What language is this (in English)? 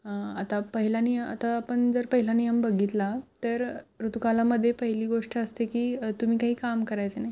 Marathi